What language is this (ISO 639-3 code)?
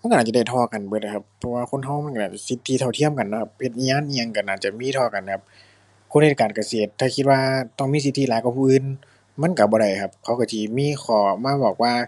tha